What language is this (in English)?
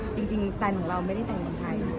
Thai